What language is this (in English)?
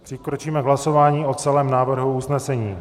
Czech